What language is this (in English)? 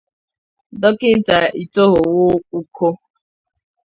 Igbo